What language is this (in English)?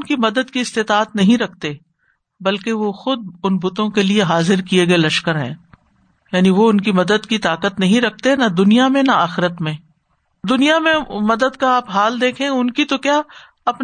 Urdu